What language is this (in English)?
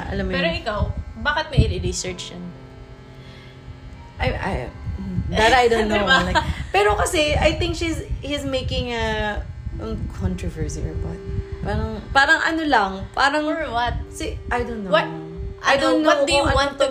Filipino